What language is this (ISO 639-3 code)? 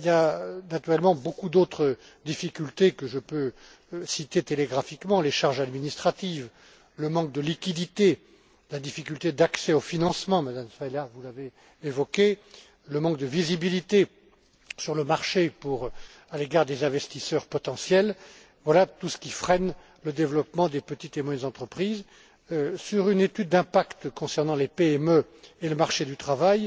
fra